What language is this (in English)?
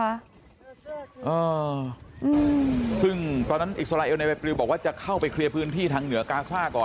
Thai